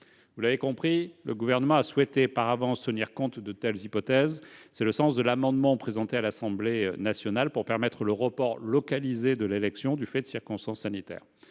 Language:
French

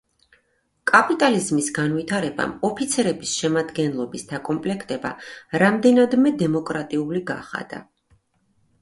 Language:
Georgian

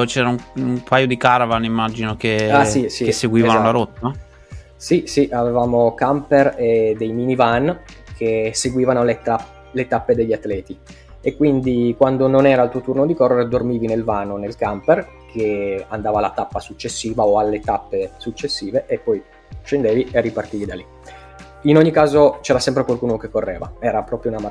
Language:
Italian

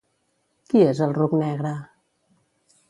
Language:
Catalan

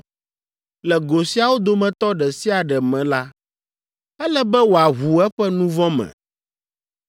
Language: Ewe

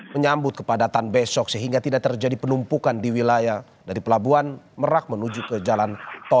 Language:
Indonesian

